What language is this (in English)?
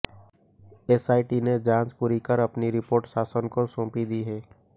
Hindi